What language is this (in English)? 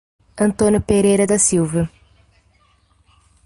Portuguese